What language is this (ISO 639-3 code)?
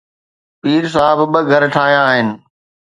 snd